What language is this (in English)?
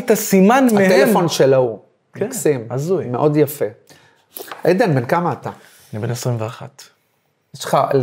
Hebrew